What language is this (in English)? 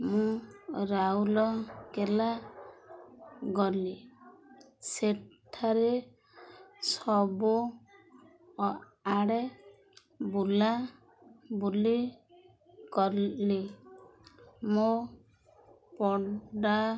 Odia